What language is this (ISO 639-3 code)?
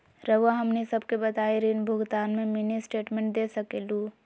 mag